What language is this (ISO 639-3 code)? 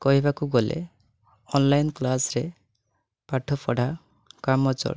ori